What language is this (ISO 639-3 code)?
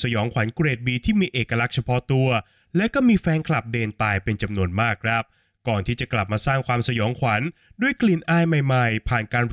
tha